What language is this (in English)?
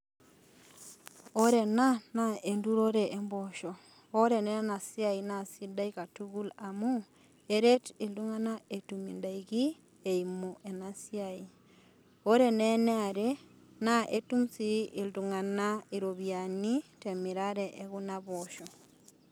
Masai